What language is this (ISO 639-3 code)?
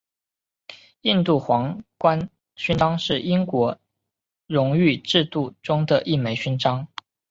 zho